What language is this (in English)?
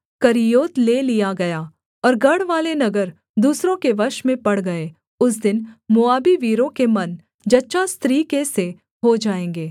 Hindi